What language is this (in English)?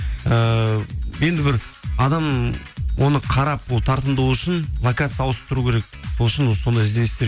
Kazakh